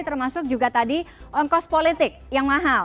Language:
Indonesian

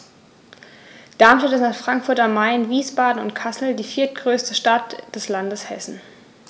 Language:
German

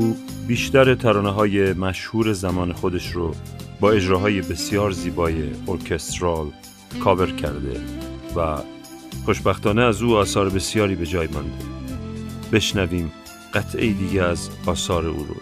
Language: Persian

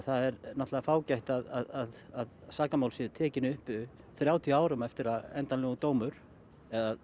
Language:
Icelandic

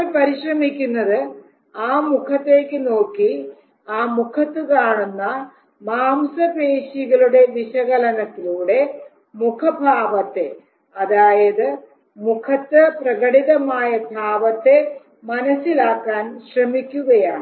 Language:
Malayalam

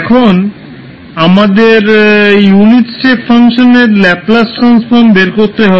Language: Bangla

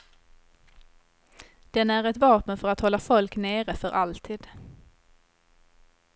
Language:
Swedish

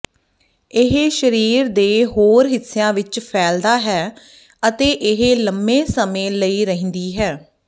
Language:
Punjabi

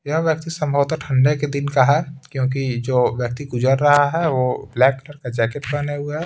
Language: Hindi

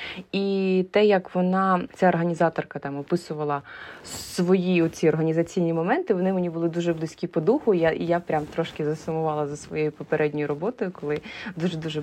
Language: Ukrainian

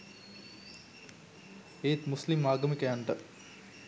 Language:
Sinhala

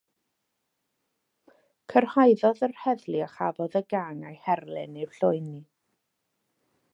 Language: Welsh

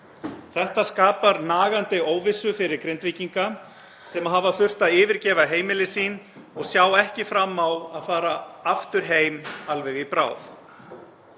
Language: Icelandic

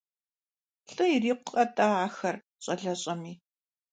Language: Kabardian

